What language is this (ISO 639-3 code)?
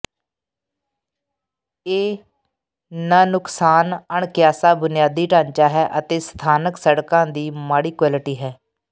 pan